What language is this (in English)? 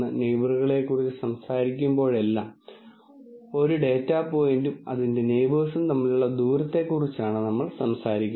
Malayalam